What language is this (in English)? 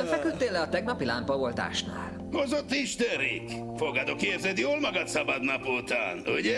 Hungarian